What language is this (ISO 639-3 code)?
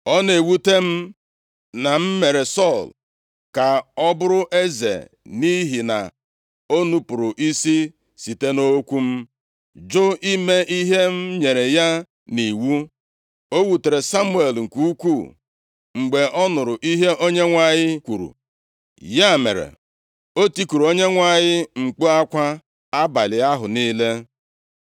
ibo